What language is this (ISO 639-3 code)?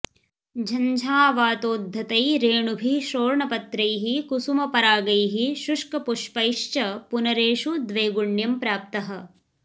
san